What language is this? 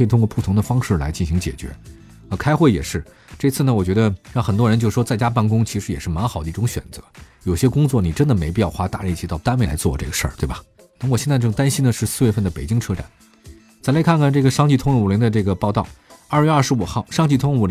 Chinese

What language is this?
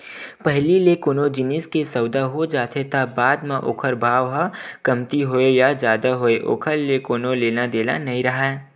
Chhattisgarhi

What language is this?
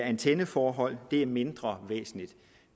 Danish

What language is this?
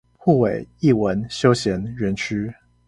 Chinese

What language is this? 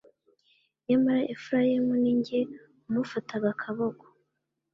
Kinyarwanda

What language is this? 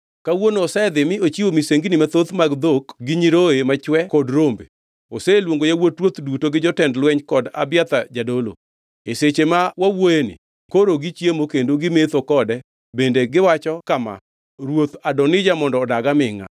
Luo (Kenya and Tanzania)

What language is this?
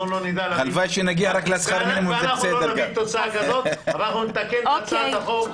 Hebrew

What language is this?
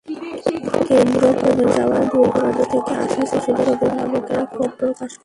Bangla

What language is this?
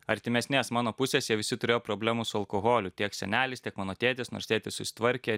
Lithuanian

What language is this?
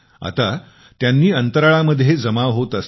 Marathi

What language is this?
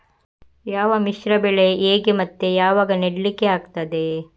Kannada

